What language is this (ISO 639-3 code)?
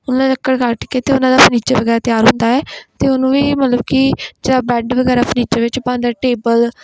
pan